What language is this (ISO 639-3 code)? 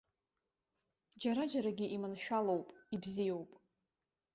abk